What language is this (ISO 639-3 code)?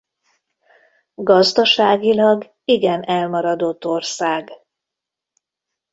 hun